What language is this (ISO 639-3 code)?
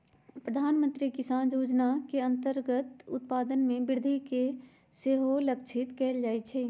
mag